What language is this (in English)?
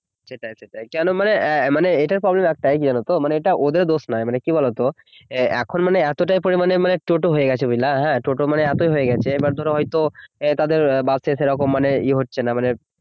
Bangla